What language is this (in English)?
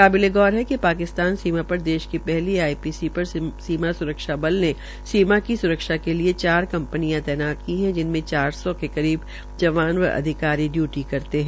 Hindi